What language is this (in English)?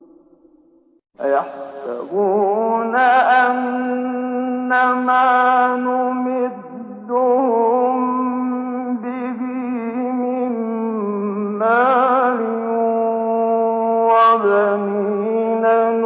Arabic